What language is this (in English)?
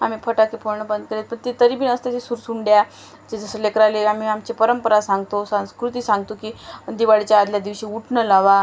Marathi